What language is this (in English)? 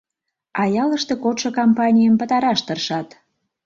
Mari